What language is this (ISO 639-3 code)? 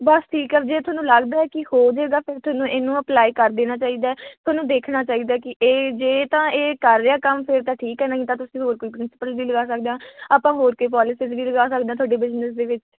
pan